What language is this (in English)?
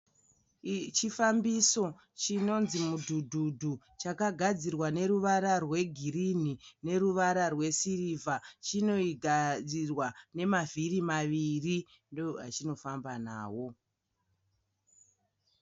Shona